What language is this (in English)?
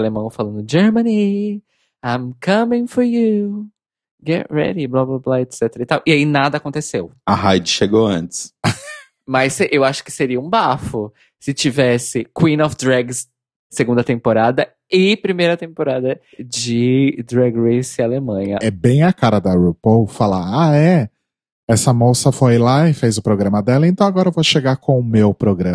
Portuguese